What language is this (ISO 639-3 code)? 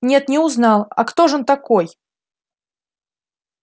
rus